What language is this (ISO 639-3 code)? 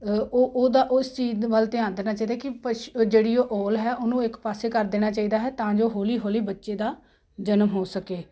pan